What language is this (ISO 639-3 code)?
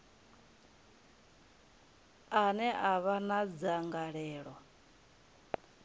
ven